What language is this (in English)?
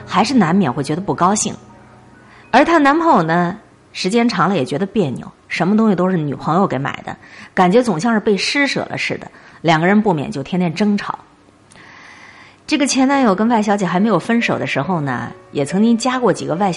Chinese